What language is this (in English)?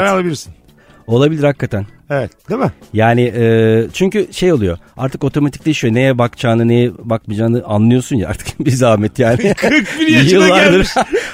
Turkish